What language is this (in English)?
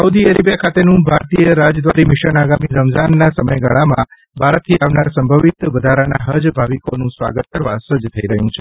Gujarati